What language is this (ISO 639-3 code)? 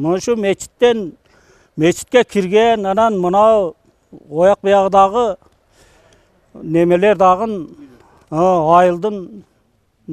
rus